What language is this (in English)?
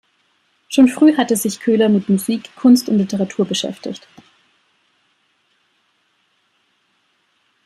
German